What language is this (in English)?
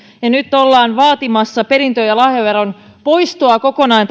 Finnish